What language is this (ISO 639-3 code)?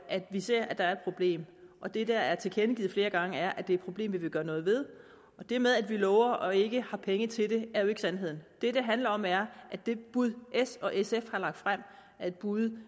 dan